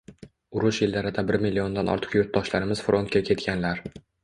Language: Uzbek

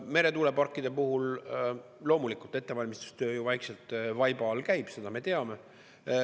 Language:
Estonian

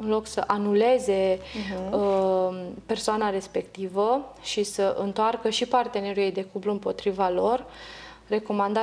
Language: Romanian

